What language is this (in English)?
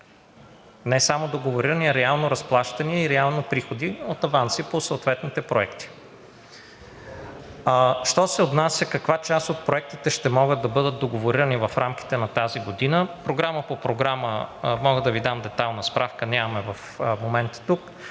Bulgarian